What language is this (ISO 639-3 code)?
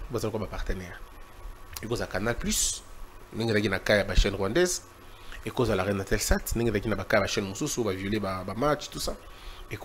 fra